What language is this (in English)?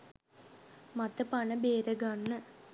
Sinhala